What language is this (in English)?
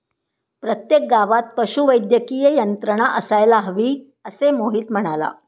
Marathi